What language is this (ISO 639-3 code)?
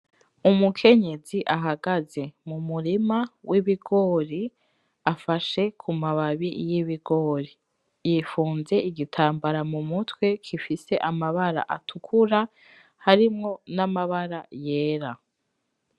run